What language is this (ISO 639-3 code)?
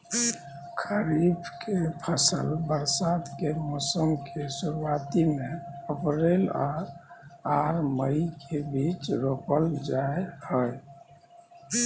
mai